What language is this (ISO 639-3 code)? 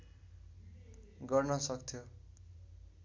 nep